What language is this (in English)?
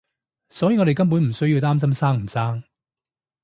Cantonese